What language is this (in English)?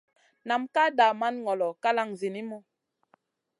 Masana